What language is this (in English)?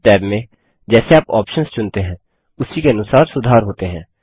Hindi